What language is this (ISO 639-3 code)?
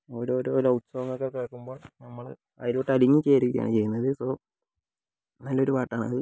mal